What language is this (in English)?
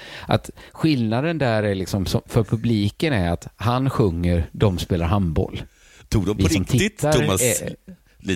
Swedish